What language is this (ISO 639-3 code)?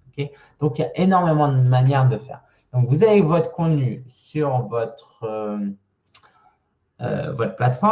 fra